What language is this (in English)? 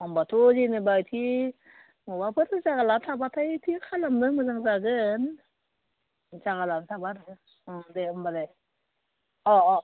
Bodo